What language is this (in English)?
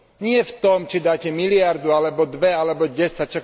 Slovak